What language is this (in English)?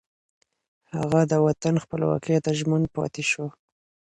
Pashto